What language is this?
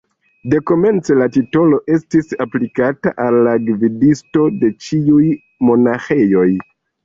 Esperanto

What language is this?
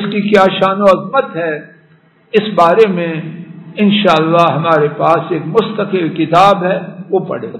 Arabic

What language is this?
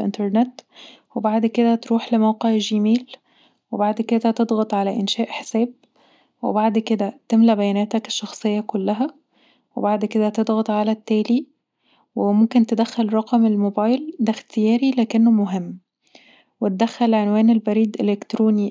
Egyptian Arabic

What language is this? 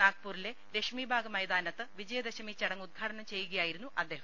Malayalam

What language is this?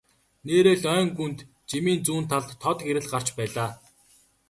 Mongolian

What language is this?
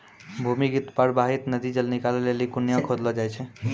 Maithili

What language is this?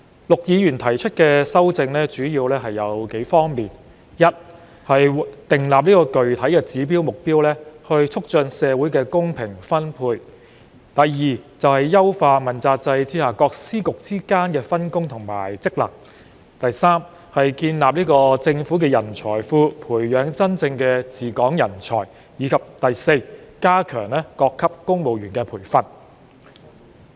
Cantonese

